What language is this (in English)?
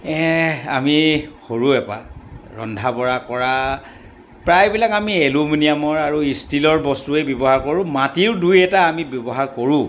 Assamese